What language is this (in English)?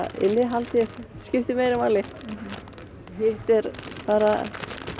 Icelandic